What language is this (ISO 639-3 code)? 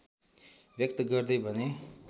nep